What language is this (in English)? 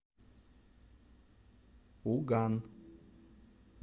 Russian